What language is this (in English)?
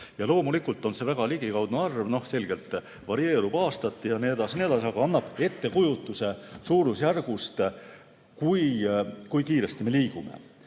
Estonian